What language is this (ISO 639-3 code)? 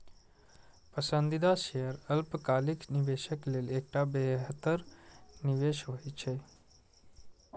mai